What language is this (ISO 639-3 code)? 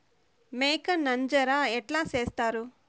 tel